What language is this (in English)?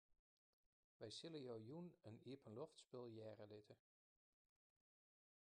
Western Frisian